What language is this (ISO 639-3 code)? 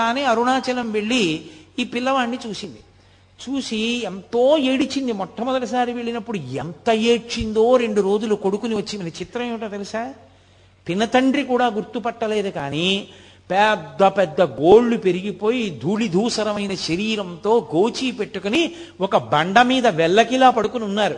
tel